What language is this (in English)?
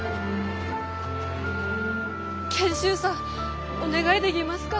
Japanese